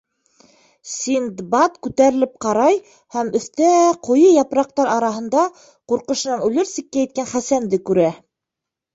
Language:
Bashkir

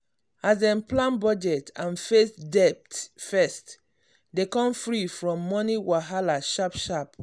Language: Nigerian Pidgin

